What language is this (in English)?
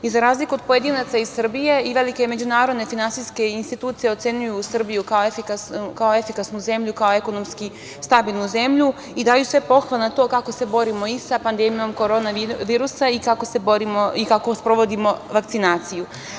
Serbian